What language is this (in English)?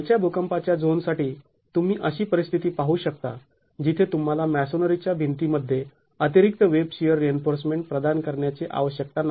Marathi